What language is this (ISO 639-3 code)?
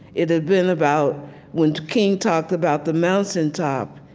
eng